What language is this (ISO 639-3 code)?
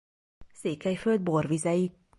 hun